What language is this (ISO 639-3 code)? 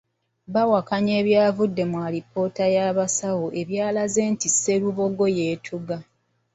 lug